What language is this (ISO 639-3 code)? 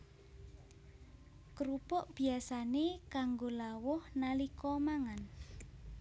jav